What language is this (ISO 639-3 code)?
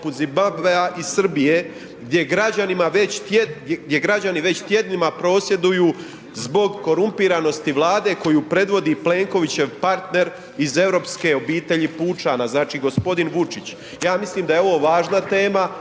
hrv